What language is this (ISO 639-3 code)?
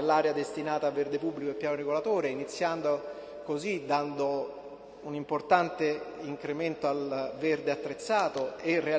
ita